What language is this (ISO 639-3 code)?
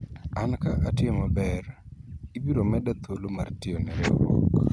luo